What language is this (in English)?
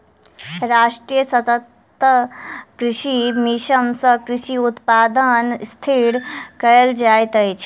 Maithili